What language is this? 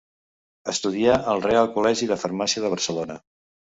Catalan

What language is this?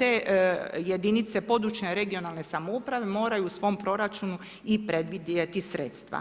Croatian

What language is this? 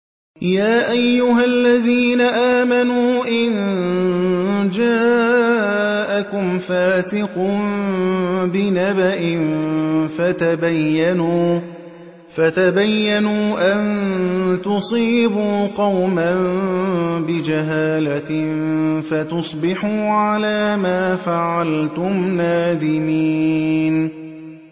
Arabic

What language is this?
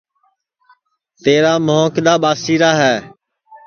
Sansi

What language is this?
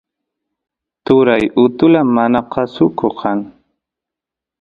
Santiago del Estero Quichua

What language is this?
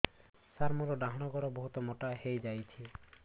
Odia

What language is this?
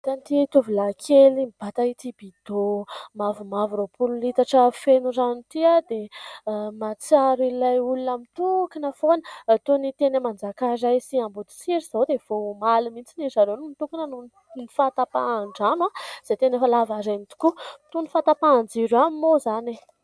Malagasy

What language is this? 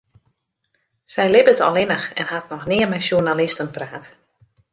Western Frisian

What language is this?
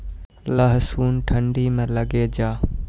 Maithili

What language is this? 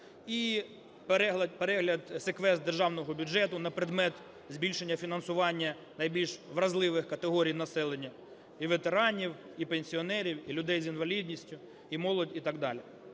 Ukrainian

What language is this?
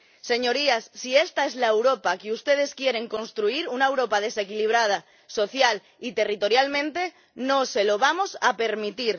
Spanish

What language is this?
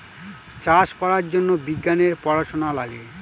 Bangla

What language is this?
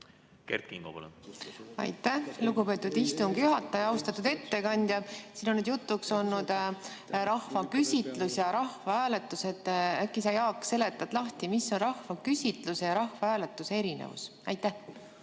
Estonian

